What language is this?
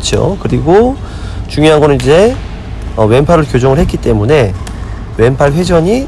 Korean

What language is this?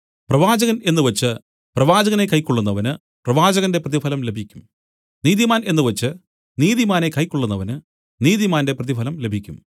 Malayalam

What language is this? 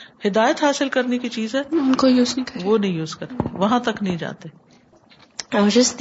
Urdu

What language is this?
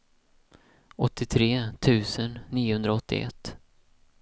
Swedish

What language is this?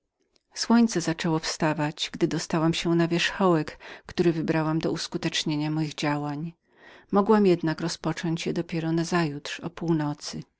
Polish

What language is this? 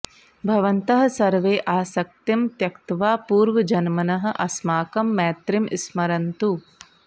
Sanskrit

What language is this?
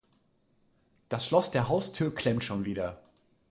German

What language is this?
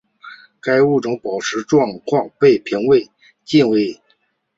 Chinese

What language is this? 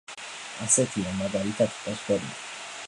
Georgian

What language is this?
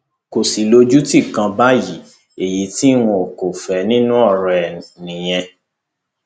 Yoruba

